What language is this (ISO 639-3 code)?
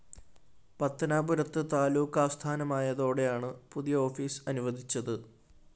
mal